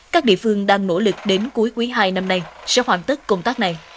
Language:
Vietnamese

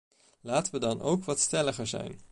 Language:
Dutch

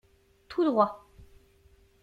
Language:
French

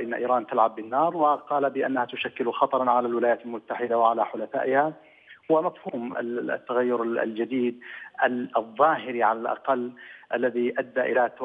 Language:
Arabic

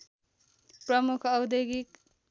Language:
Nepali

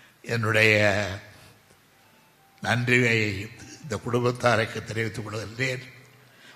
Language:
Tamil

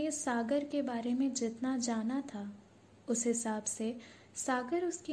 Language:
Hindi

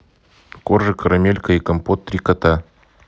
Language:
Russian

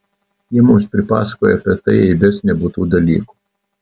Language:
Lithuanian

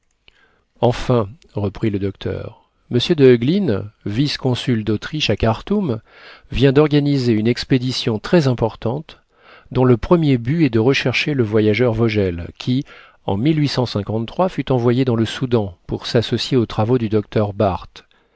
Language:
French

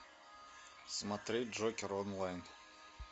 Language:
Russian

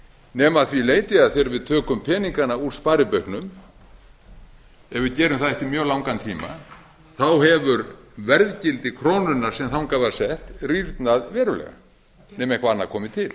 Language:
Icelandic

